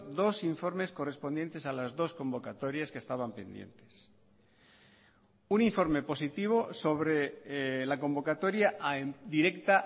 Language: Spanish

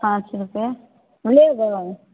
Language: Maithili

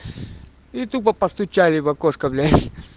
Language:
Russian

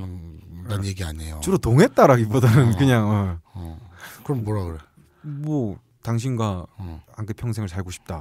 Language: Korean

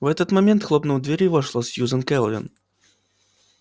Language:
Russian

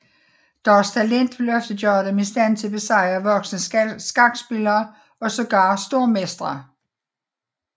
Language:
Danish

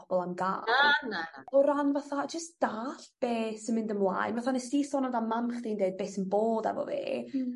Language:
Welsh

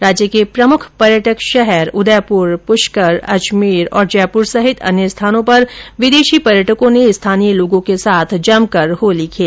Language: Hindi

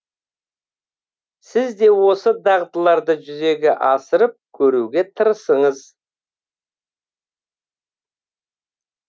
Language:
Kazakh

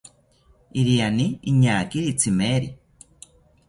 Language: South Ucayali Ashéninka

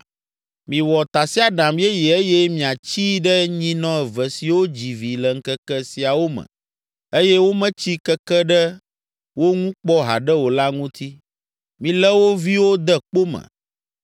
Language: Ewe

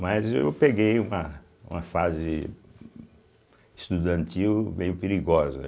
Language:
Portuguese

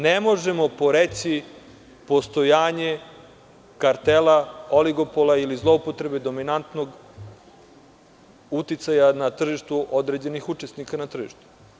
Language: Serbian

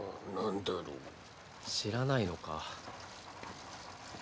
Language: Japanese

